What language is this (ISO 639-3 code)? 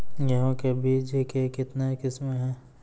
mai